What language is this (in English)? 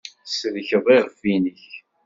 Kabyle